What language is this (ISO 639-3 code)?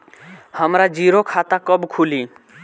bho